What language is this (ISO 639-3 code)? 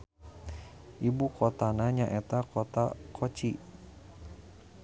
sun